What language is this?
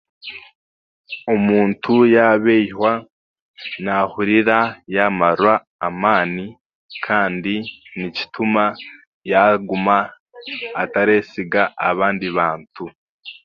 Chiga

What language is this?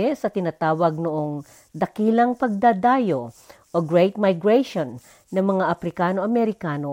Filipino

